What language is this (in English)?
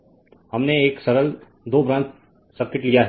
Hindi